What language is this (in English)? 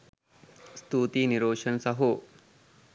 Sinhala